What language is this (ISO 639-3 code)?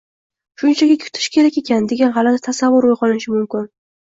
uzb